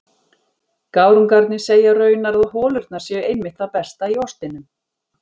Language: Icelandic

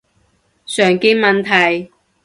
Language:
Cantonese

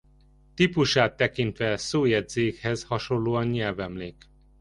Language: Hungarian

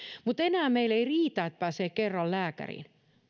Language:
Finnish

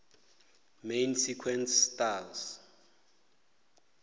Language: Northern Sotho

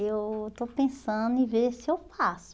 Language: Portuguese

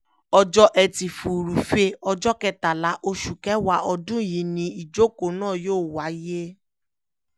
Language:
Yoruba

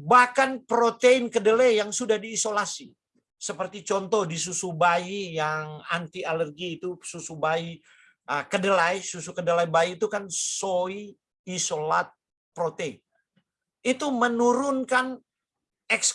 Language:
Indonesian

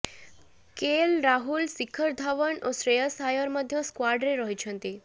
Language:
Odia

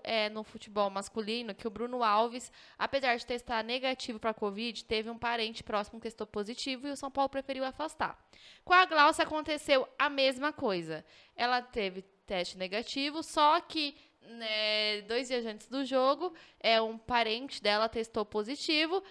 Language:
Portuguese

